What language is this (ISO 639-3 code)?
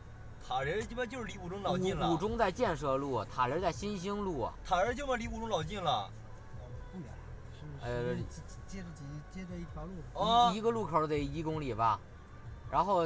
zho